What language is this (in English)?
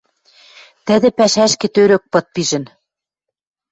Western Mari